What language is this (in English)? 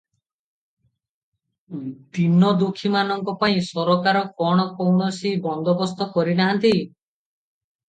Odia